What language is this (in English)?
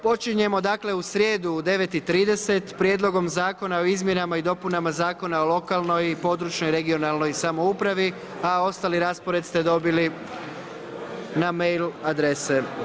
Croatian